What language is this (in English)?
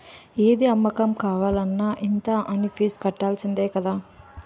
Telugu